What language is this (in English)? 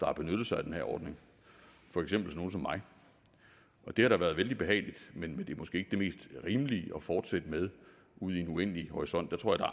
Danish